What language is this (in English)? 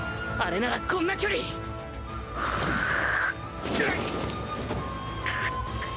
Japanese